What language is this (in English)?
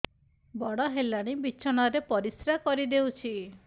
Odia